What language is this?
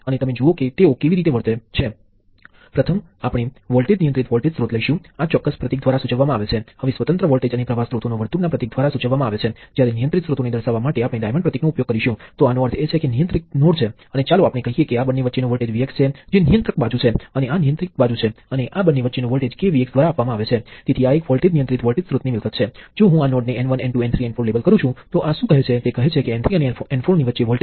Gujarati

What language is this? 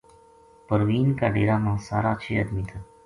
Gujari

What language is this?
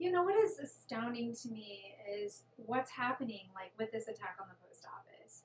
English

